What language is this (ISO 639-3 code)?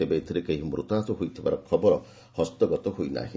ori